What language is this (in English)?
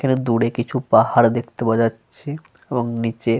Bangla